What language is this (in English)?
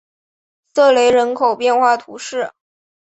Chinese